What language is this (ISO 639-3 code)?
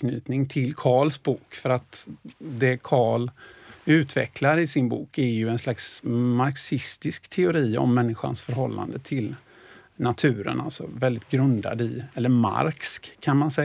swe